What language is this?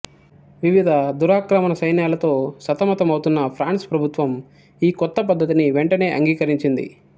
Telugu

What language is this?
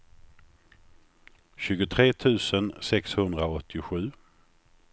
Swedish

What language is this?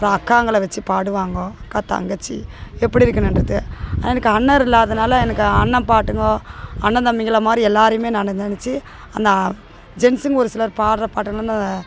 Tamil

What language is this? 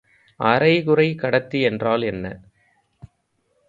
Tamil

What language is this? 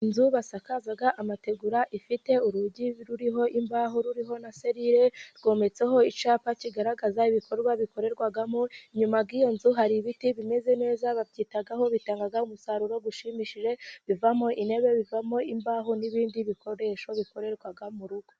Kinyarwanda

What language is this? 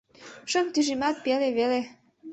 Mari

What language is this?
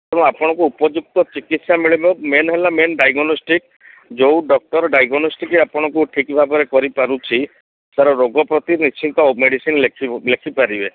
Odia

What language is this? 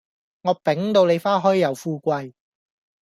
Cantonese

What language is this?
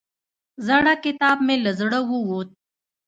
Pashto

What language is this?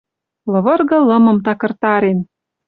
Western Mari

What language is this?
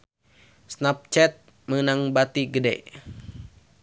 Sundanese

